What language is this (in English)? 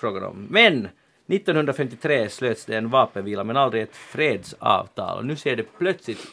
Swedish